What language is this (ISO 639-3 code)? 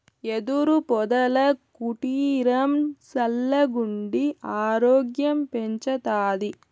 tel